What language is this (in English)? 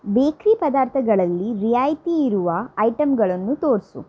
Kannada